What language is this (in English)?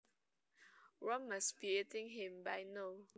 Javanese